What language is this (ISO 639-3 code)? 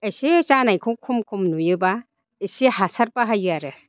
brx